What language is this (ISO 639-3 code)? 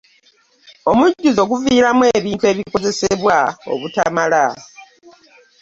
lug